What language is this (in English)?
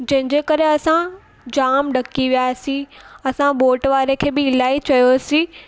Sindhi